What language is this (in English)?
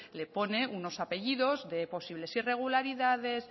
Spanish